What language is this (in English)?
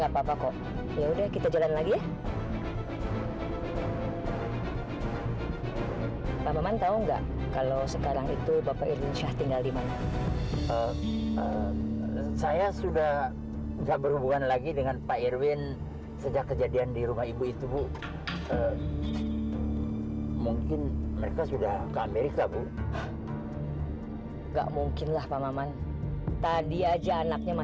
Indonesian